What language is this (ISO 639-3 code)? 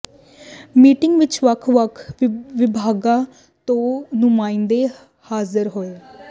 pan